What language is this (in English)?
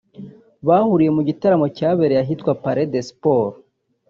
Kinyarwanda